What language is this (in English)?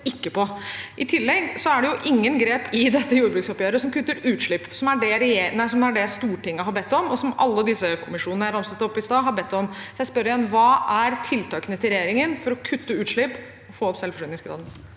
Norwegian